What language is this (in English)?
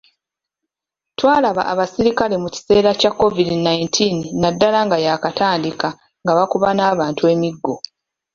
Ganda